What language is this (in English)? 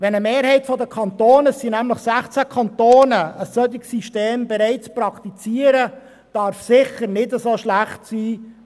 Swiss German